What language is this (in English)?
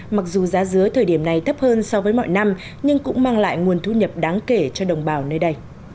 Vietnamese